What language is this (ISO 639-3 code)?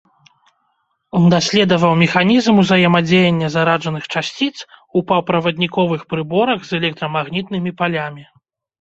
bel